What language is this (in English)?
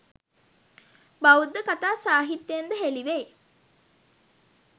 Sinhala